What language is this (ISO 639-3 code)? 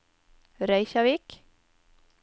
nor